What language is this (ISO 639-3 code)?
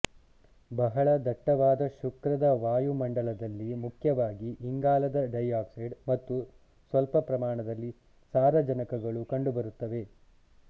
kan